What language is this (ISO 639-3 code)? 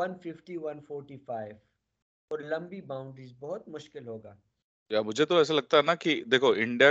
urd